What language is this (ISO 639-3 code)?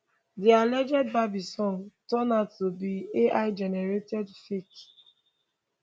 pcm